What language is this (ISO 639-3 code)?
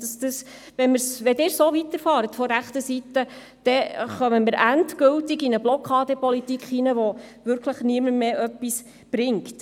gsw